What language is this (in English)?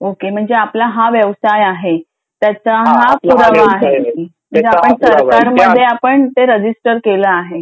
Marathi